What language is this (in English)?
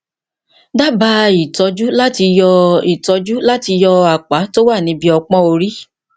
Yoruba